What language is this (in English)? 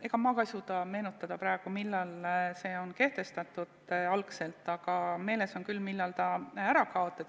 Estonian